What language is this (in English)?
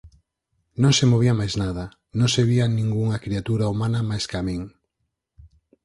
Galician